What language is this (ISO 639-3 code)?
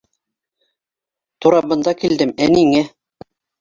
bak